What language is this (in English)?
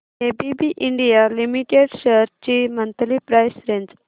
Marathi